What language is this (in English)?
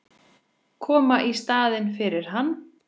Icelandic